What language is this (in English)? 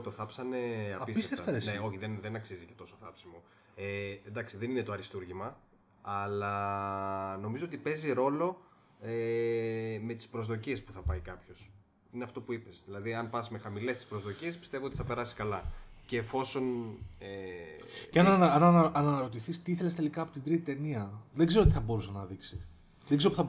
Greek